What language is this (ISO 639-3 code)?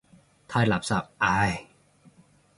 yue